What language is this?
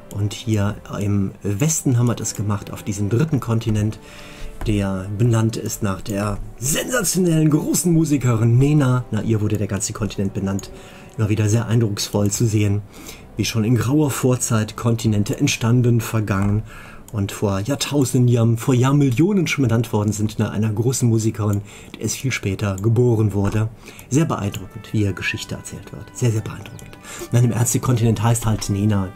German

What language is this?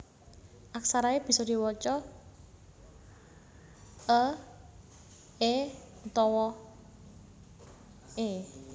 Javanese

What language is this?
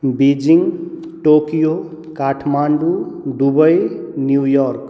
Maithili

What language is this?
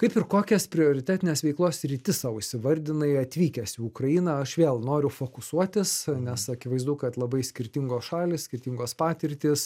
Lithuanian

